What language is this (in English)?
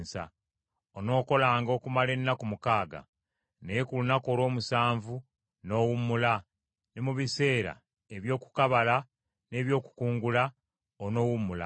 Ganda